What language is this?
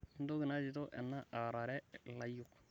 Masai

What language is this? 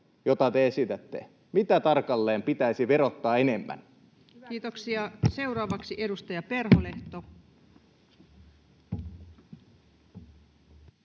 Finnish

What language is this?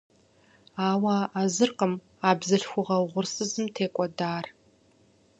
Kabardian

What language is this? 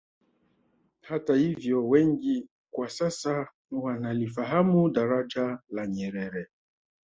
Swahili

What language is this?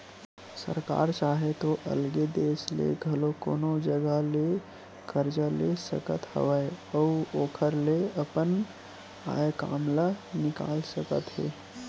Chhattisgarhi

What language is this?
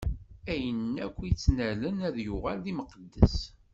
Kabyle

